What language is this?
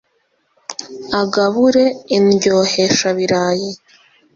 Kinyarwanda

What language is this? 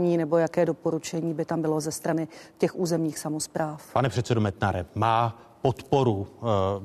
Czech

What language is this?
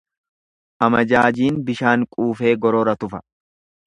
Oromo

